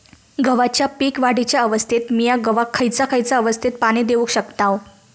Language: Marathi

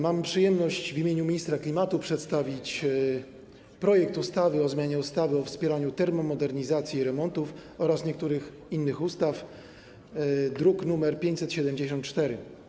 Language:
Polish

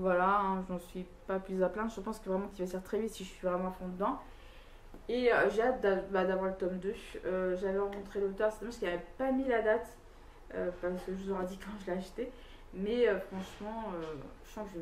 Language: French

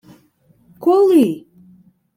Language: Ukrainian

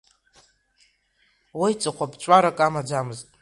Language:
Abkhazian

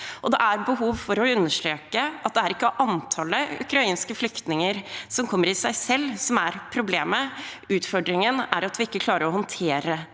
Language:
Norwegian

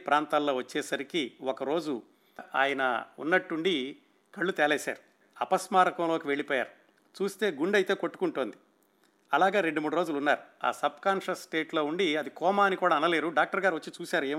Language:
Telugu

